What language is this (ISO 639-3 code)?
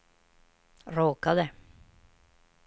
swe